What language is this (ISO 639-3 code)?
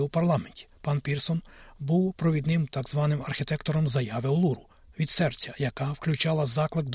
ukr